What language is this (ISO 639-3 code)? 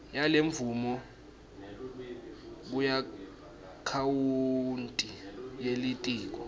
ssw